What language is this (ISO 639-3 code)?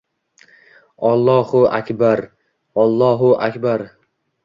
uzb